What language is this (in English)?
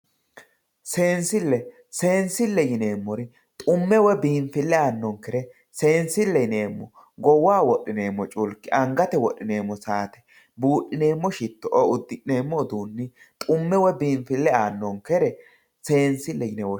Sidamo